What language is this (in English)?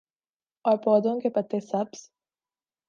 Urdu